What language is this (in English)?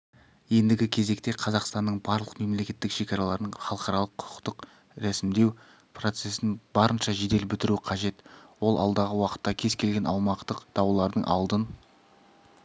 Kazakh